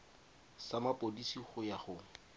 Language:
Tswana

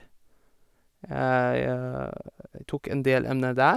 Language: Norwegian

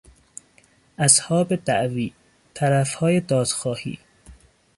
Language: Persian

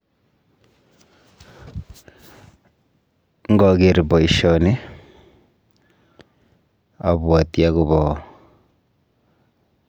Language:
Kalenjin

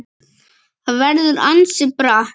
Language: Icelandic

